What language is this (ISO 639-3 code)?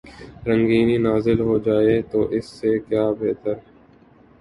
urd